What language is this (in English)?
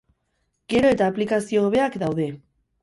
Basque